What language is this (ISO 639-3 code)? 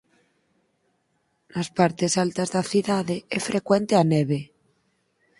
glg